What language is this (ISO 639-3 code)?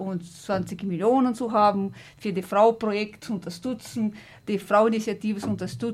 deu